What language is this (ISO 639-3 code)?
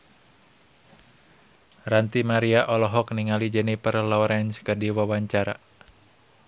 sun